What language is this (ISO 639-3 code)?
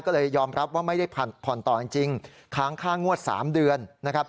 tha